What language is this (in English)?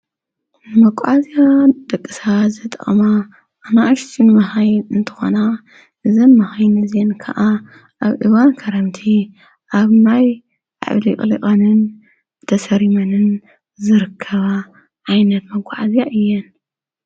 Tigrinya